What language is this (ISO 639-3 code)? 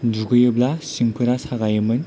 brx